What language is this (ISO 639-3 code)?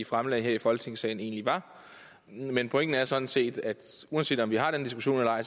dan